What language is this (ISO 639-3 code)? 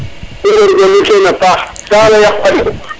srr